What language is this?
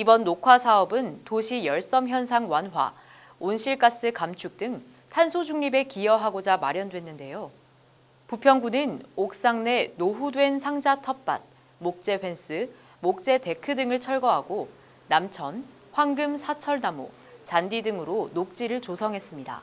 Korean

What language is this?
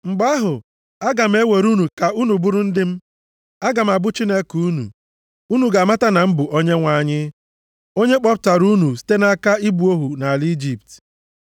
Igbo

